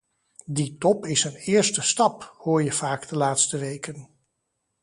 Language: Dutch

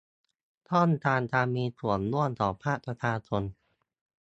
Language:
Thai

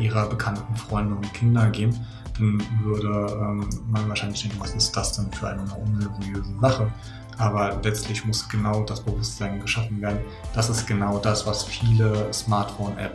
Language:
German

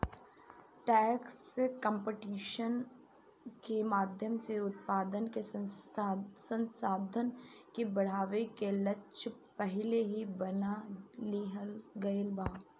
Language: Bhojpuri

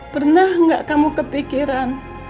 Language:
Indonesian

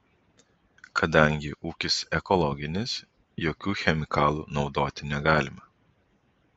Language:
Lithuanian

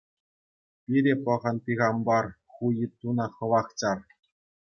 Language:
Chuvash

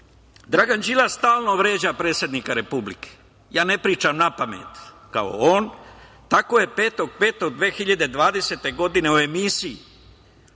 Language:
Serbian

